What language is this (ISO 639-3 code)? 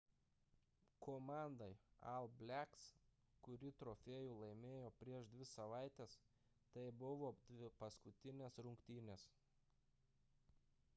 lit